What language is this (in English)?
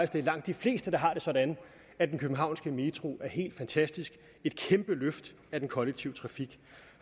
Danish